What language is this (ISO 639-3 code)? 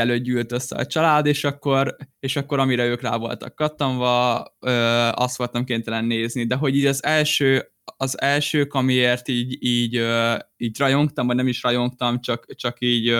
hun